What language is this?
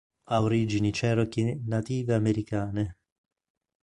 Italian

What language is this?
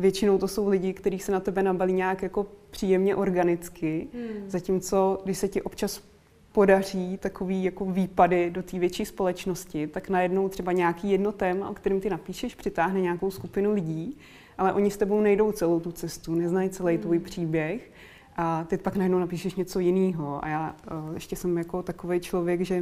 Czech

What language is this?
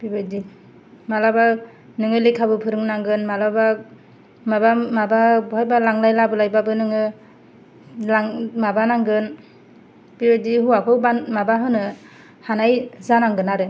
Bodo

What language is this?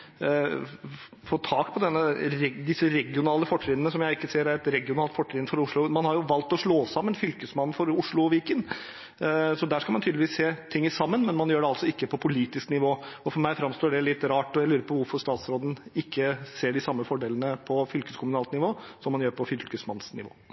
Norwegian Bokmål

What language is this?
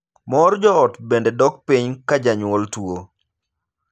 Luo (Kenya and Tanzania)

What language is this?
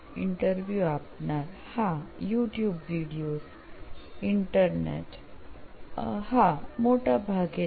Gujarati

